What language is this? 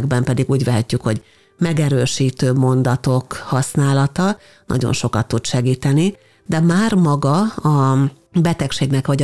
Hungarian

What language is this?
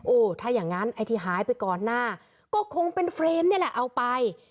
Thai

